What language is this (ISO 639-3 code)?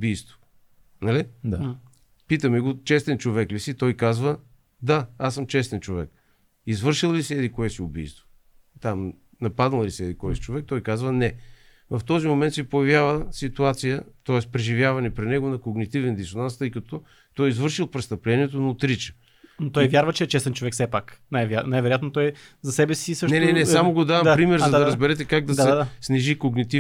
bul